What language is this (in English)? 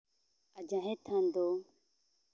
Santali